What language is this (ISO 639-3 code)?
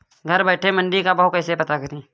hin